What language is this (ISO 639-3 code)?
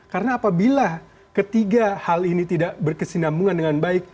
ind